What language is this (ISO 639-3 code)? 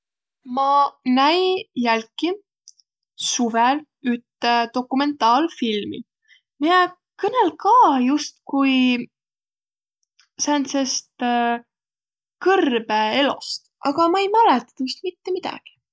vro